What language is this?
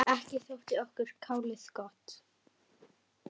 Icelandic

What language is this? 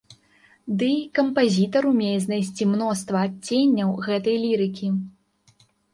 Belarusian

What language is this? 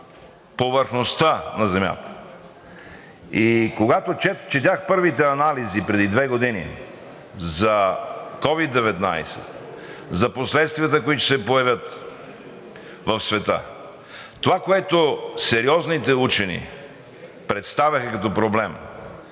Bulgarian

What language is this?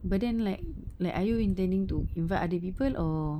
English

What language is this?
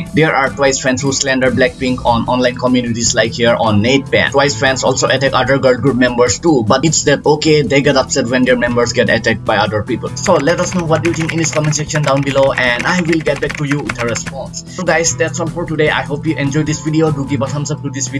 English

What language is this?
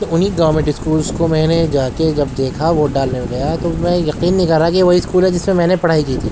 Urdu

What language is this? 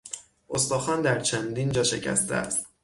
Persian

